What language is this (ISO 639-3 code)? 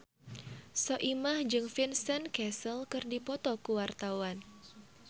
sun